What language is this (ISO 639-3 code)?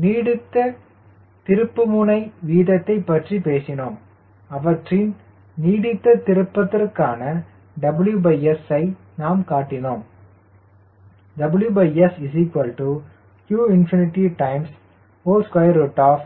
tam